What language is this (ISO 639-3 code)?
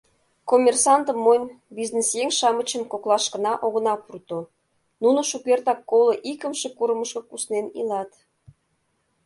chm